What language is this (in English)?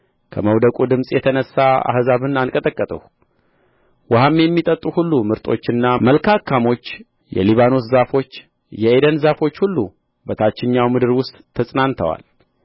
Amharic